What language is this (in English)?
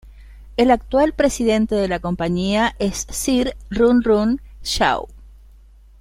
Spanish